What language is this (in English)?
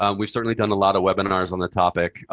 English